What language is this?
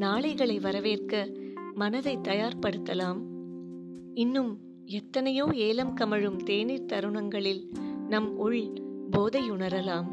Tamil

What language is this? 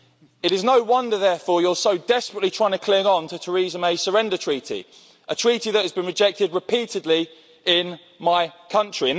English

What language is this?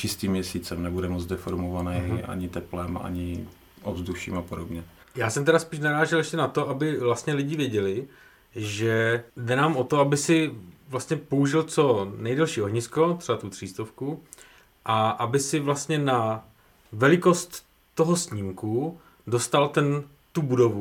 Czech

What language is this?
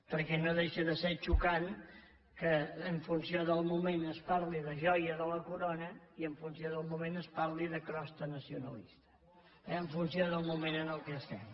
Catalan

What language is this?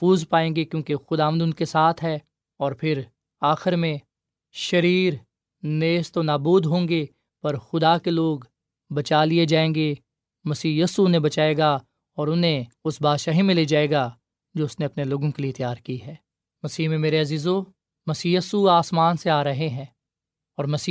Urdu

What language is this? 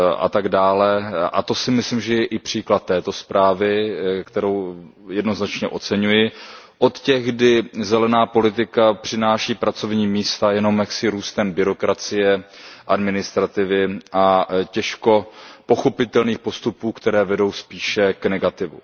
Czech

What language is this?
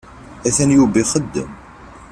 Kabyle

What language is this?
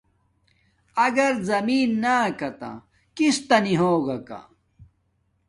Domaaki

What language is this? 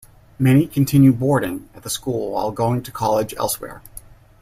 English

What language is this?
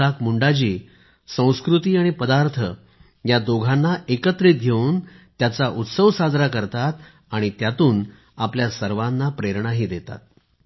Marathi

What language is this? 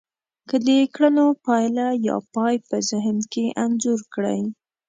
Pashto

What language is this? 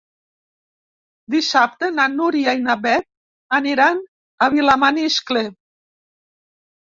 Catalan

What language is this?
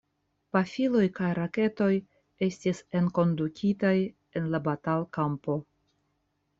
Esperanto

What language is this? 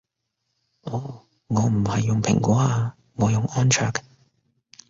Cantonese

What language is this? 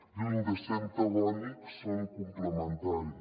Catalan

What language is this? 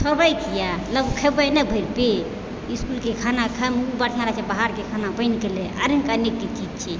Maithili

